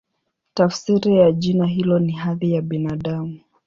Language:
Swahili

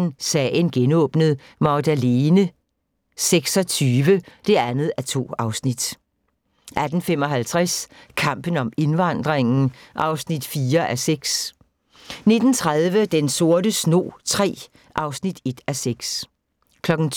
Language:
Danish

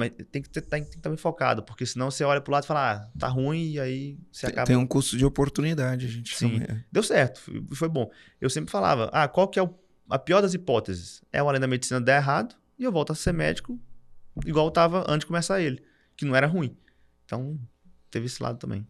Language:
Portuguese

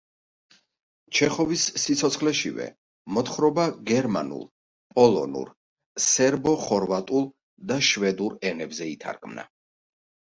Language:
Georgian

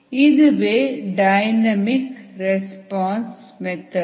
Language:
Tamil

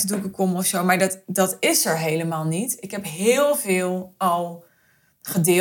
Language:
Dutch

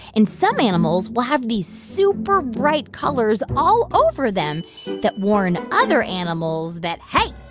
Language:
English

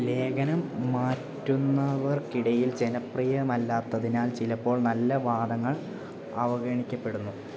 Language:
Malayalam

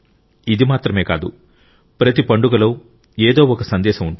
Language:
Telugu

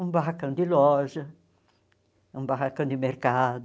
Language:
Portuguese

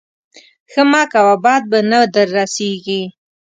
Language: Pashto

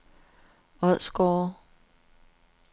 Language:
Danish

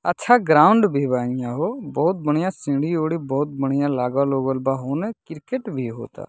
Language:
Bhojpuri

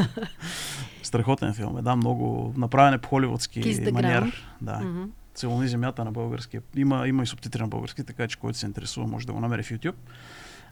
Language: Bulgarian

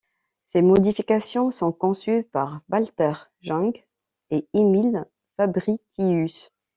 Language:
French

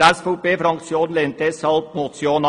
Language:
Swiss German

